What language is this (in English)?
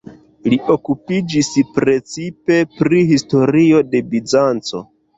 Esperanto